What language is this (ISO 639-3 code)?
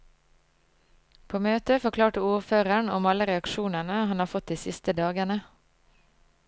nor